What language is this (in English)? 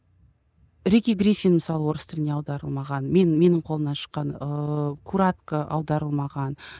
Kazakh